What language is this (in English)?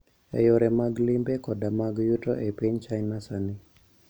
Luo (Kenya and Tanzania)